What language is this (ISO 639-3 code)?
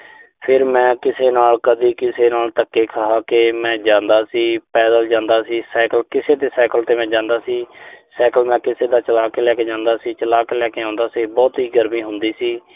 pan